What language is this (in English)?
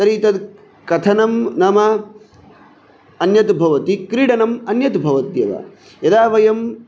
Sanskrit